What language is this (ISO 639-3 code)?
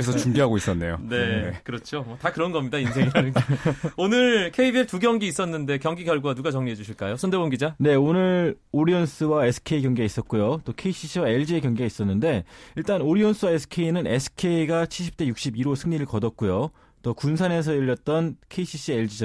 kor